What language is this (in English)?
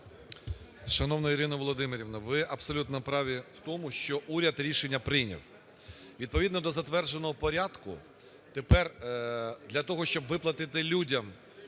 Ukrainian